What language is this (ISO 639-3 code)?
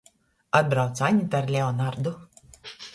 ltg